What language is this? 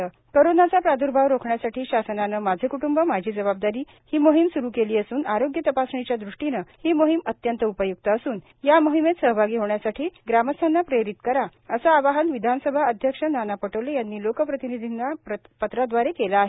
Marathi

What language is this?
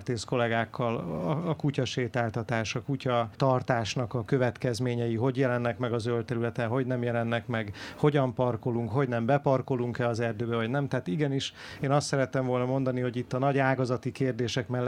Hungarian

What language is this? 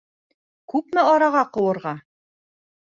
Bashkir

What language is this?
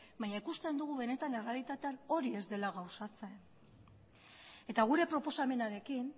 Basque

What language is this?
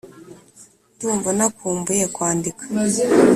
Kinyarwanda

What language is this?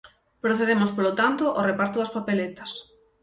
Galician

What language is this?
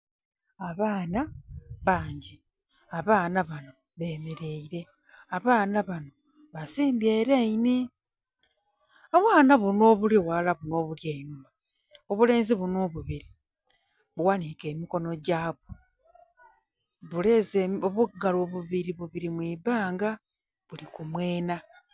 Soga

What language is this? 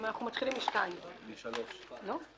Hebrew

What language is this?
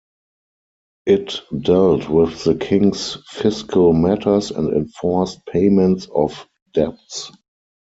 English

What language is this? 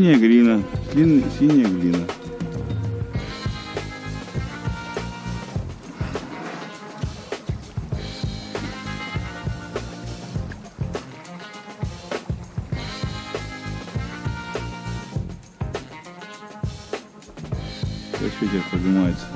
Russian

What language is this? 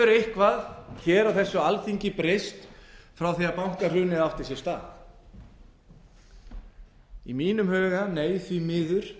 Icelandic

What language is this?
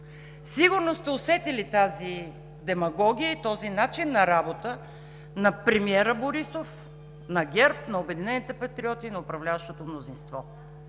Bulgarian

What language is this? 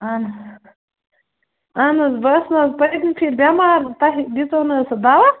Kashmiri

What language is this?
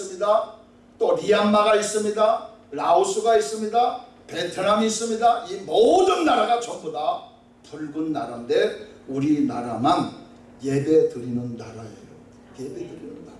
Korean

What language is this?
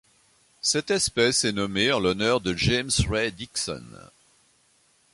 French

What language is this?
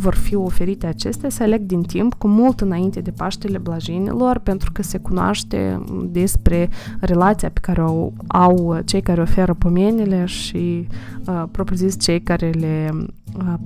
Romanian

